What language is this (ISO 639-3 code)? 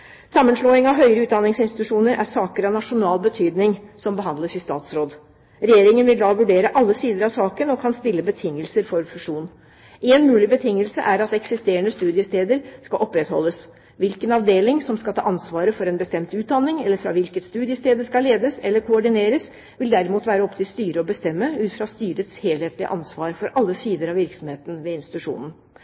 nob